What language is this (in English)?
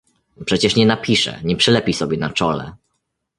Polish